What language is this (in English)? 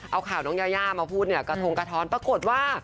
Thai